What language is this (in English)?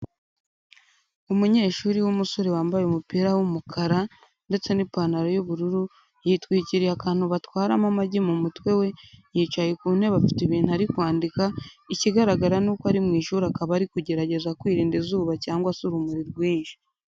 Kinyarwanda